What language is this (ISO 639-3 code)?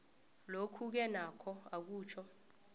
nbl